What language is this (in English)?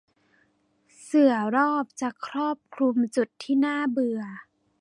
Thai